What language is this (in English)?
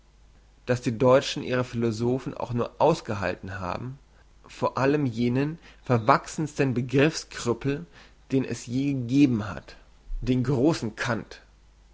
German